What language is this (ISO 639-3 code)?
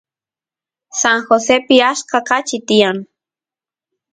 qus